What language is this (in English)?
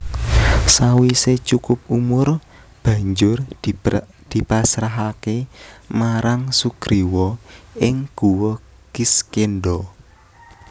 Javanese